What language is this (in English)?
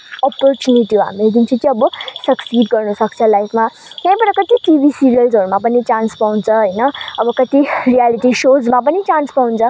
Nepali